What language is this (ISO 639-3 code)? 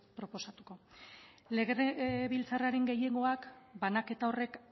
eus